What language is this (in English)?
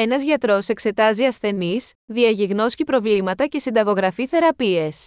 Greek